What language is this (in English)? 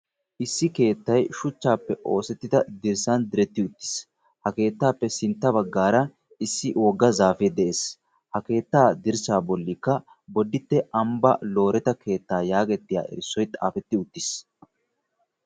Wolaytta